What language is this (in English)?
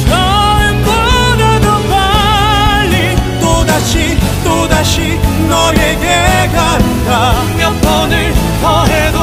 Korean